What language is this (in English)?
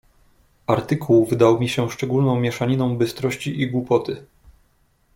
Polish